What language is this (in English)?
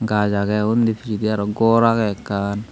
Chakma